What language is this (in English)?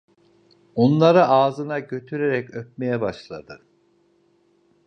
Turkish